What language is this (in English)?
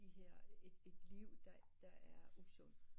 Danish